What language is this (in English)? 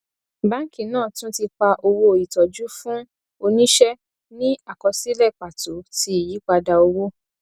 Yoruba